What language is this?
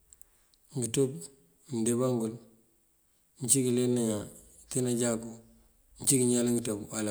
Mandjak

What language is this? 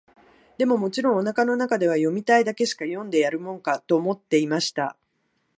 Japanese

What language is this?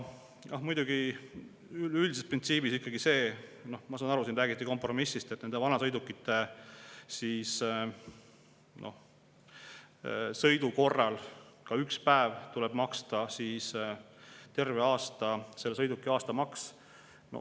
Estonian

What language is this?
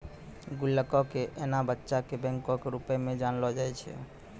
Maithili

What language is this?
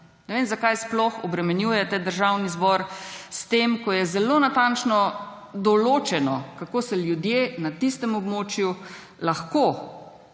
Slovenian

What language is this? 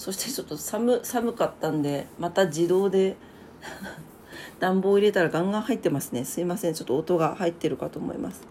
Japanese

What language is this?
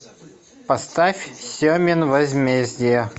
Russian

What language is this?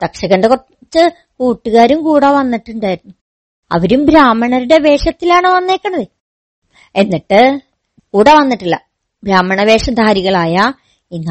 Malayalam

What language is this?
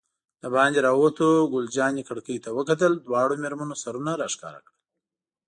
Pashto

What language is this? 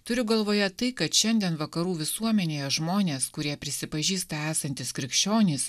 Lithuanian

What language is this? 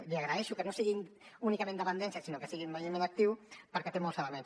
Catalan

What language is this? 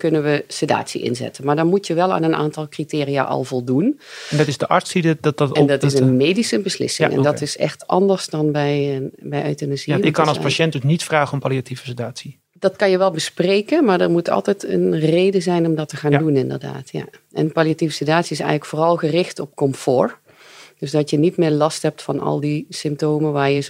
Dutch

